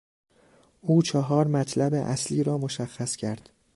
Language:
Persian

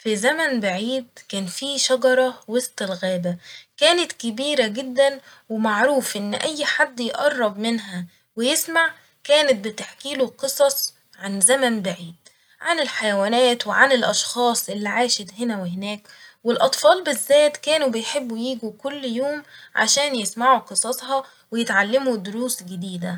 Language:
Egyptian Arabic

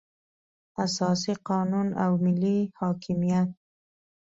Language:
Pashto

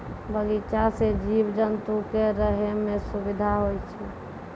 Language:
Maithili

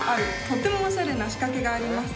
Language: Japanese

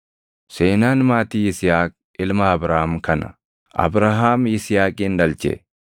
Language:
Oromo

